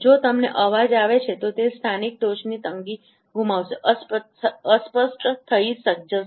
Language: Gujarati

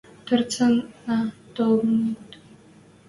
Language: Western Mari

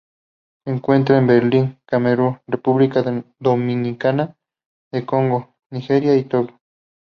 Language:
Spanish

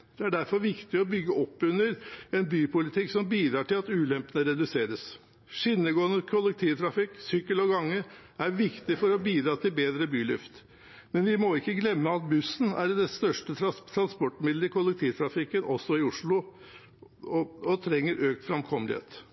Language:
Norwegian Bokmål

